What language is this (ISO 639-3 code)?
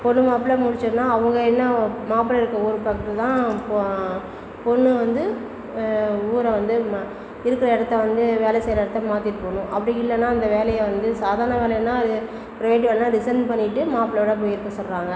tam